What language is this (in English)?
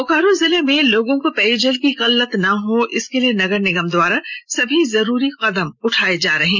Hindi